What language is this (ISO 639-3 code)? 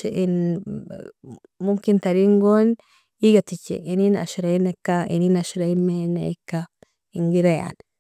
fia